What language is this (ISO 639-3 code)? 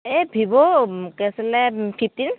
asm